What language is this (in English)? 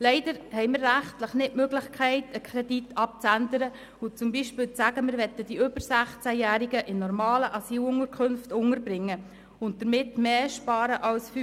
Swiss German